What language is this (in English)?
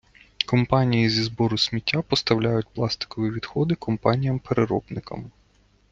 Ukrainian